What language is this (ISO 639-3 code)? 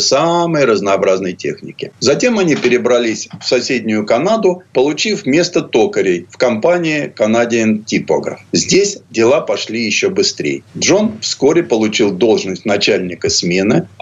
rus